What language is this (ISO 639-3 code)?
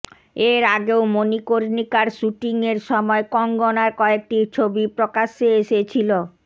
ben